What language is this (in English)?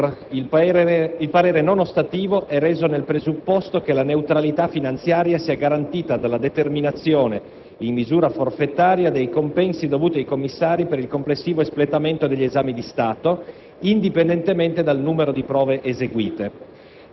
Italian